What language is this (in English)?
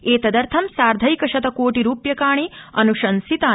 Sanskrit